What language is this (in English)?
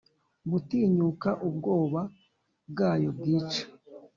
Kinyarwanda